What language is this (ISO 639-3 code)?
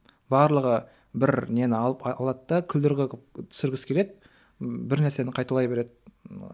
kaz